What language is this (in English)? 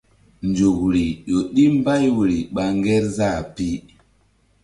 Mbum